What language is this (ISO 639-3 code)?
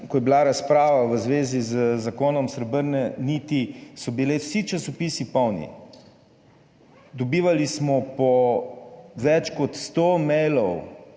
slv